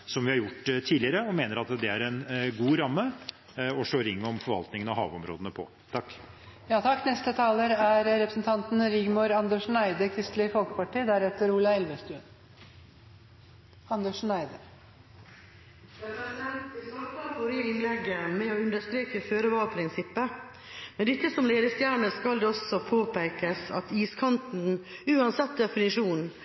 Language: Norwegian Bokmål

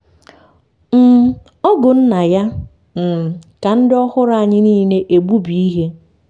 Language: Igbo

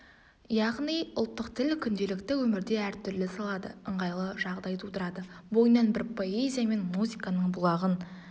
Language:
Kazakh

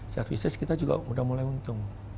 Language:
Indonesian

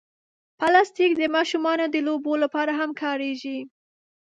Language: Pashto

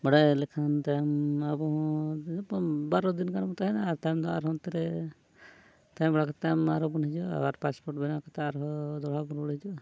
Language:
Santali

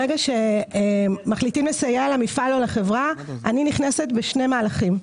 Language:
Hebrew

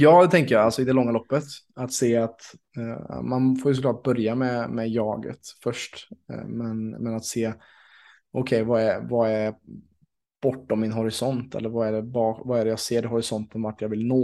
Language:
Swedish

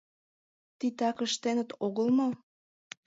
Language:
Mari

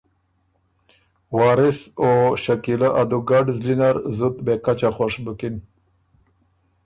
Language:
Ormuri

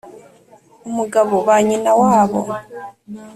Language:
Kinyarwanda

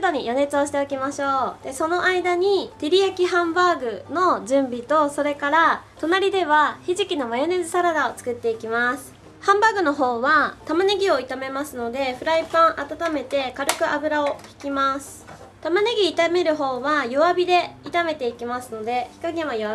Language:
Japanese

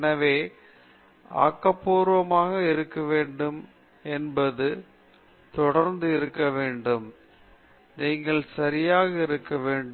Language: Tamil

